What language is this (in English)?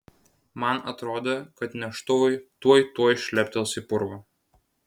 Lithuanian